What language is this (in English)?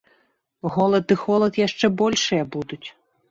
Belarusian